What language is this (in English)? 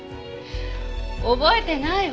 Japanese